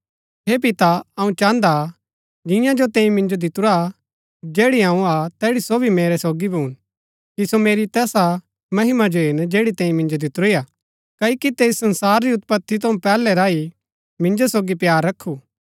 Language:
Gaddi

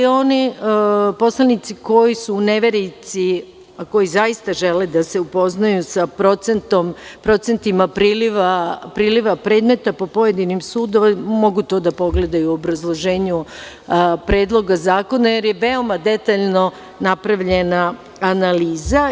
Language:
Serbian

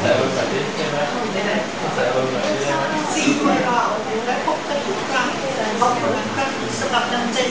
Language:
Thai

